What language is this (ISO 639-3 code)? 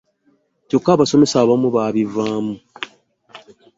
lug